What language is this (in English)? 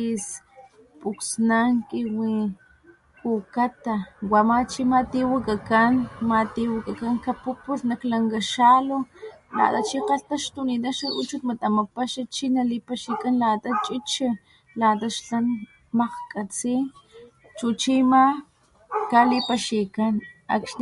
Papantla Totonac